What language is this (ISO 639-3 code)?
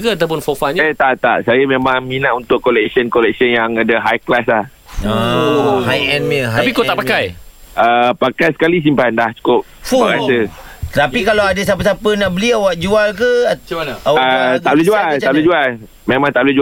msa